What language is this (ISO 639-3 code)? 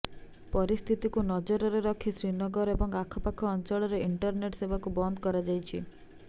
ori